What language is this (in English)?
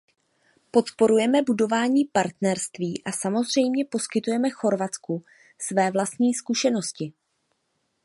Czech